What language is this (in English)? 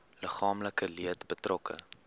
Afrikaans